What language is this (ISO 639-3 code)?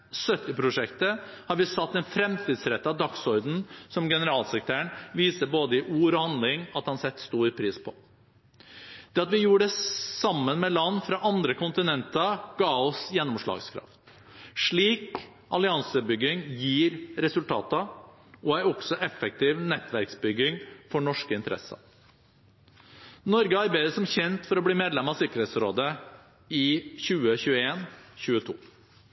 nob